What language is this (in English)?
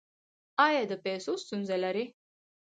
Pashto